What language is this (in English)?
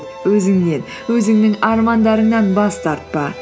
Kazakh